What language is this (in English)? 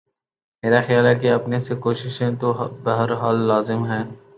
Urdu